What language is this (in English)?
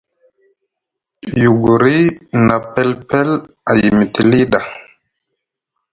Musgu